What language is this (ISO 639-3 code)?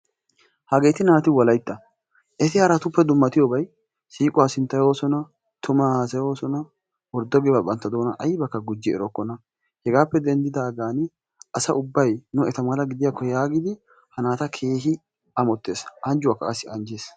wal